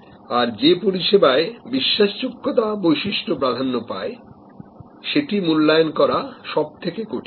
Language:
Bangla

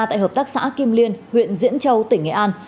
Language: Vietnamese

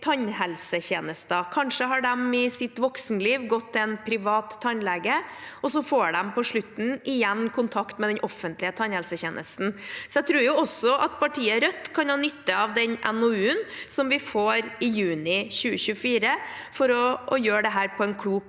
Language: Norwegian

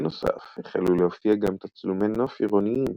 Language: Hebrew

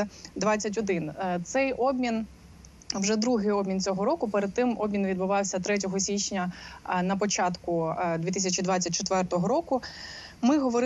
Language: Ukrainian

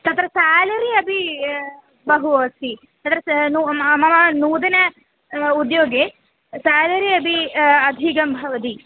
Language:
Sanskrit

